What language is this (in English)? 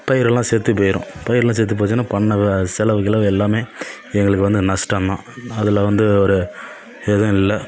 Tamil